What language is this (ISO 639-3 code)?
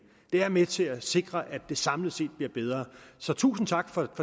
dan